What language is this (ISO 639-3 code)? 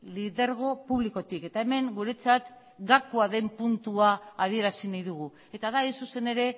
eus